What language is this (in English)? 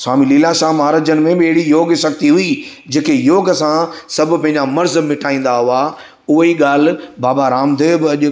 Sindhi